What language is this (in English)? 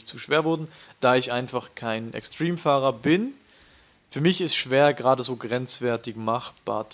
German